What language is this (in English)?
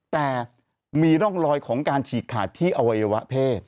Thai